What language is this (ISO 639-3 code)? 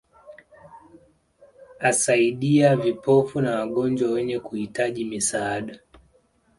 swa